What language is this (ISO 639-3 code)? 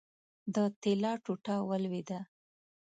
pus